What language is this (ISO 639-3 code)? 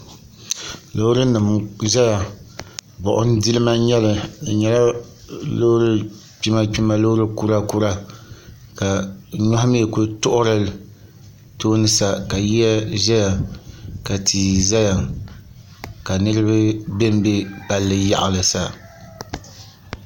dag